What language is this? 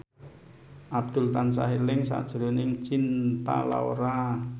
Javanese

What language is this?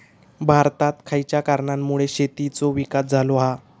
Marathi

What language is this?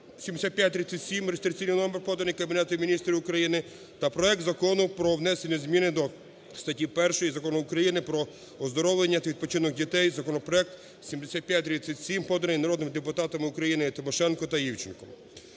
Ukrainian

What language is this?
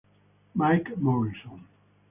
Italian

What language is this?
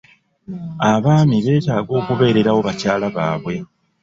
Ganda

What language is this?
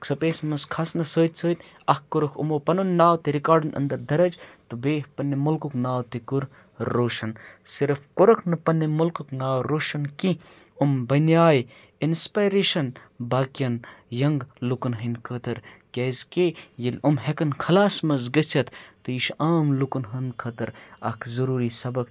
Kashmiri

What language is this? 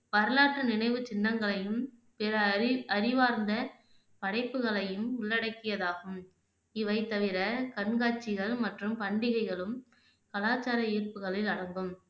Tamil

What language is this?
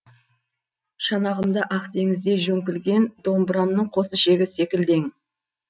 Kazakh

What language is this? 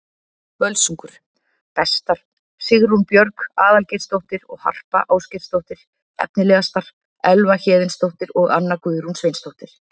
Icelandic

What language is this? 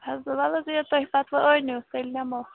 Kashmiri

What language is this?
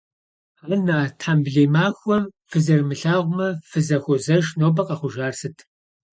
Kabardian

